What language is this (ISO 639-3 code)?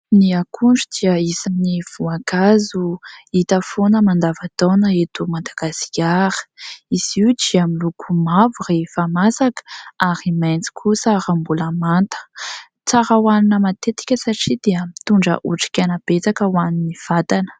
mlg